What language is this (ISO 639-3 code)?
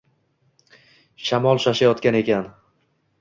uzb